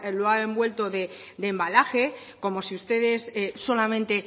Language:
Spanish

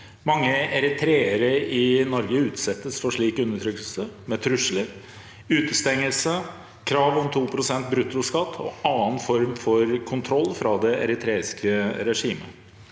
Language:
Norwegian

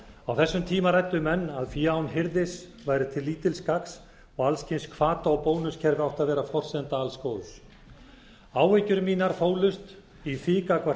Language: Icelandic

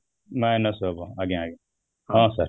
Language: Odia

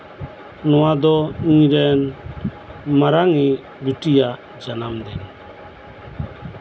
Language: Santali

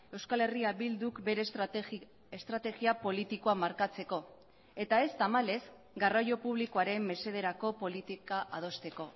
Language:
Basque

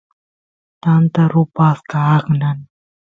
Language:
Santiago del Estero Quichua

